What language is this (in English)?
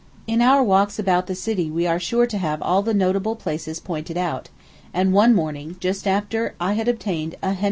English